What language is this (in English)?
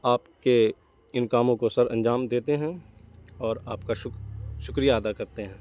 Urdu